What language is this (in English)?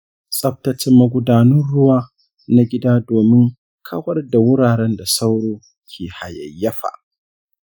Hausa